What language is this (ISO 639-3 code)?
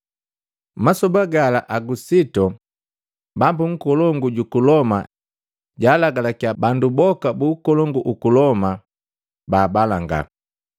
mgv